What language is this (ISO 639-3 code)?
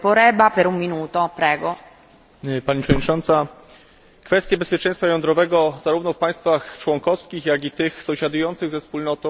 pol